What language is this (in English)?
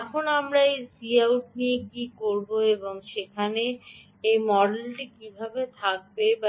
Bangla